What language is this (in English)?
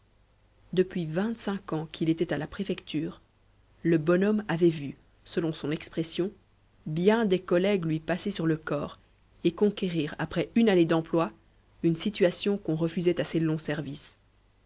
French